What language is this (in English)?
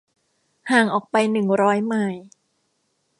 Thai